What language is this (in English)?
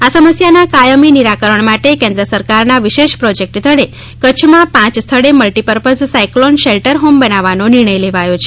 Gujarati